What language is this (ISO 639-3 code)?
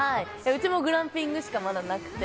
jpn